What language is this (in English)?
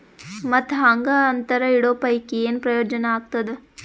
Kannada